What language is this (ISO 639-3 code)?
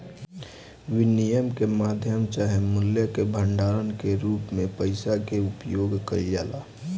bho